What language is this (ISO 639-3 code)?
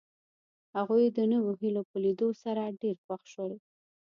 pus